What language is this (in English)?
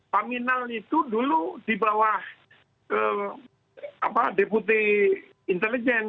Indonesian